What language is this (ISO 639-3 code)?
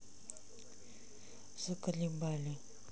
rus